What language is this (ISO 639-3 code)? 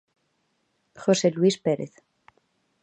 glg